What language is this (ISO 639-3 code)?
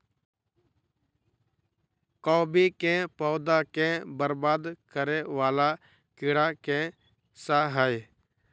mai